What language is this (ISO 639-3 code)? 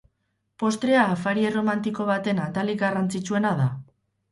eus